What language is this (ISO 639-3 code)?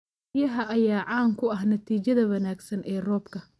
som